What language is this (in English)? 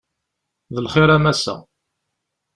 Kabyle